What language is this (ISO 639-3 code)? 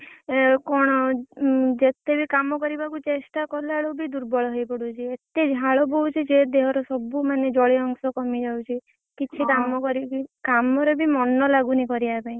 ori